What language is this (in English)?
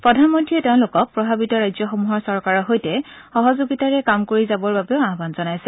Assamese